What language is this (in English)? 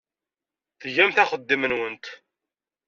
Kabyle